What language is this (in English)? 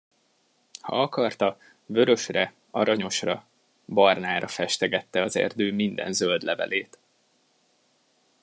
Hungarian